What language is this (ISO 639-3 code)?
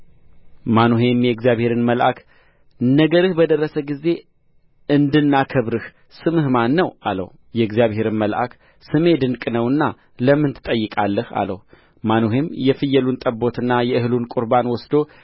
amh